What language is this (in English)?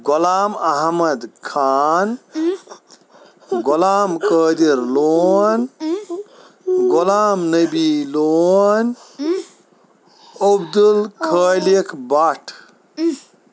Kashmiri